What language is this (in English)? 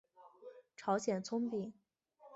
Chinese